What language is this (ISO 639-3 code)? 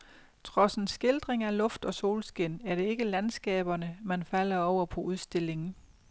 dan